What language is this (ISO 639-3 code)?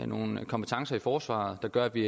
dan